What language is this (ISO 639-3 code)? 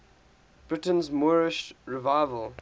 eng